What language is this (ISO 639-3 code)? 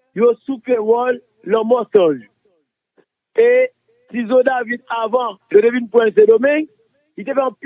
fra